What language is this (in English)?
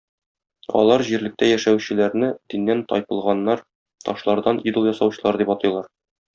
Tatar